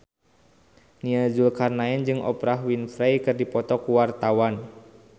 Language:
Sundanese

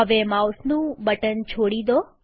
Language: Gujarati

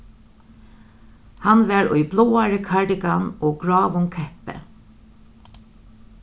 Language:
Faroese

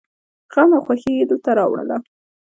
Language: Pashto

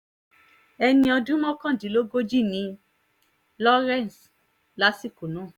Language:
Yoruba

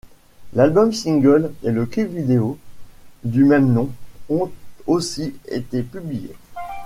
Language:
French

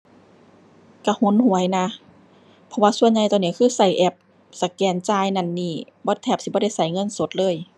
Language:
Thai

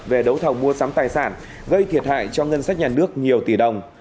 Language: Vietnamese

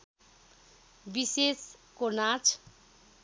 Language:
Nepali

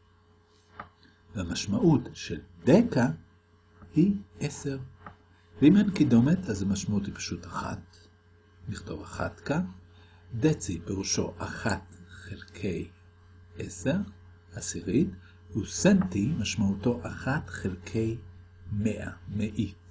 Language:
Hebrew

